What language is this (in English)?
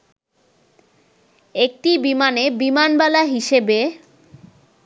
Bangla